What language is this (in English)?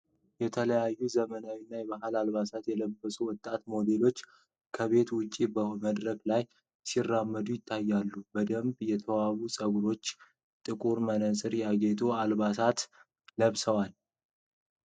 Amharic